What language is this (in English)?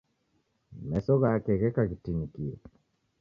Taita